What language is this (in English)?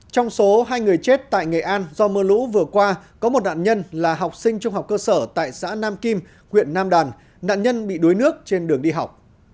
Vietnamese